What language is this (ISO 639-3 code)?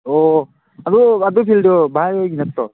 mni